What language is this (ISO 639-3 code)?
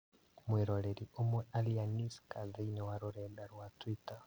kik